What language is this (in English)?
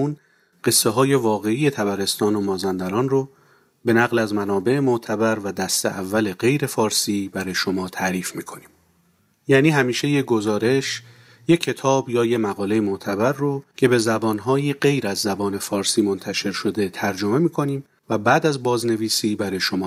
Persian